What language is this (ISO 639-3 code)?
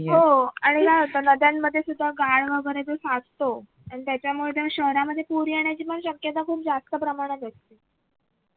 mar